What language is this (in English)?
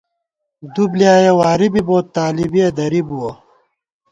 Gawar-Bati